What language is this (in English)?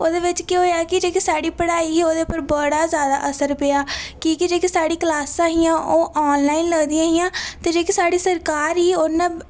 Dogri